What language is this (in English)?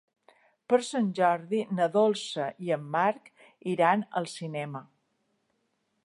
Catalan